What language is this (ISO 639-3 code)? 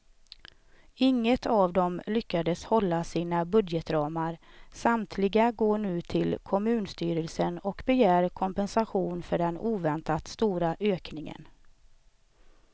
swe